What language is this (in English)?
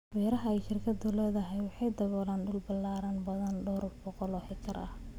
Somali